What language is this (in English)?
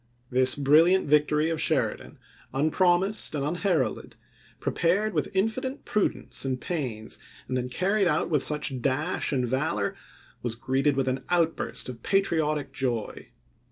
English